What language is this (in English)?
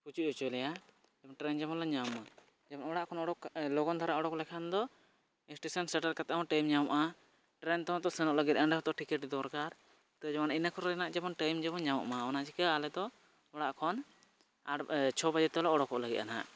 Santali